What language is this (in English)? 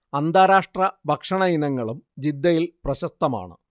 Malayalam